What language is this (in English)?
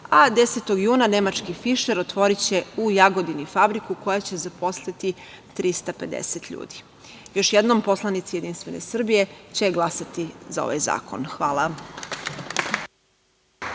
Serbian